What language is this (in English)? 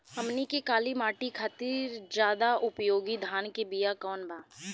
Bhojpuri